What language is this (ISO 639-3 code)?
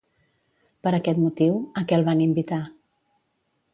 cat